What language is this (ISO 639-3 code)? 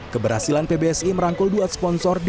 ind